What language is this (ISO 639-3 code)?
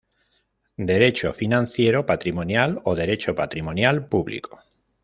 spa